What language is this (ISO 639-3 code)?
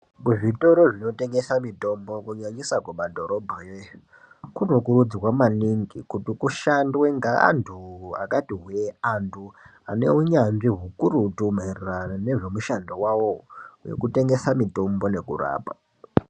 ndc